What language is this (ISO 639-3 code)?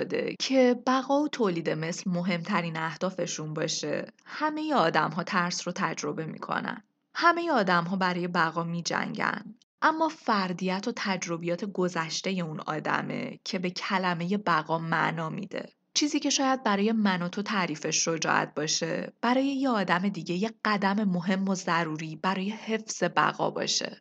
fas